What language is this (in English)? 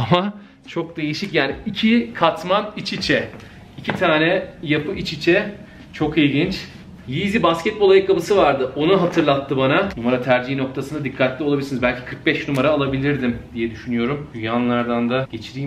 Turkish